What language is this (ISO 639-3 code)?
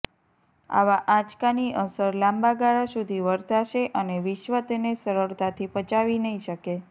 guj